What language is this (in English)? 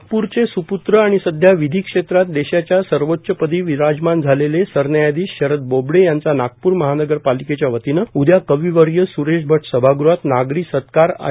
Marathi